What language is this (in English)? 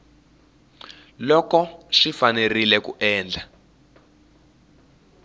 Tsonga